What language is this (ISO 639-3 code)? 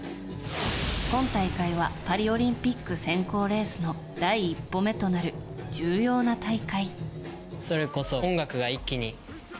jpn